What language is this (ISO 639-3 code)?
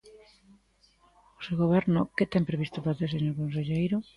glg